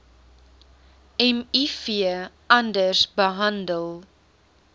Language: Afrikaans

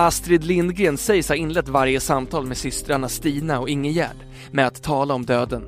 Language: Swedish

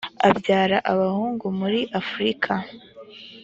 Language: Kinyarwanda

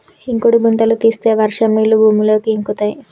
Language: Telugu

